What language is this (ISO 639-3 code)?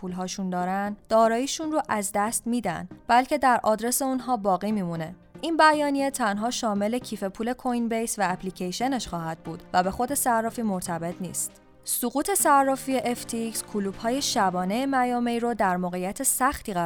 fas